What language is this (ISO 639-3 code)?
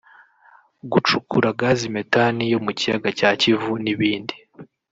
kin